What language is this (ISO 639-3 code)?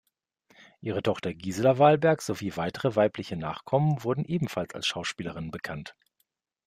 deu